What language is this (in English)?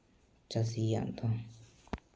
Santali